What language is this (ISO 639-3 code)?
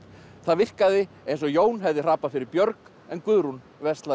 isl